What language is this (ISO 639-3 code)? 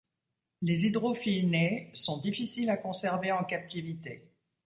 fra